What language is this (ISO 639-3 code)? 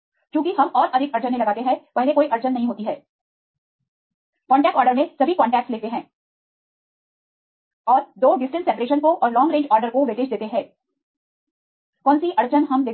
hin